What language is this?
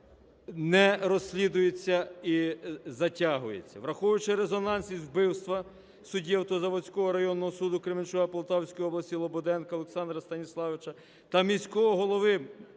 Ukrainian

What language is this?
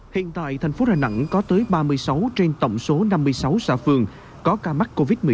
Vietnamese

